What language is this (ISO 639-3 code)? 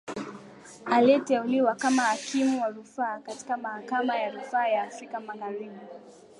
swa